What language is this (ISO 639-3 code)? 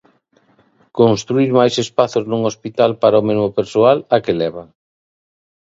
glg